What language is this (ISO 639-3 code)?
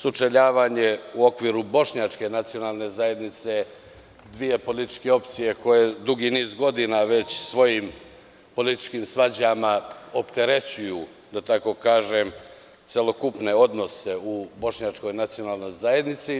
srp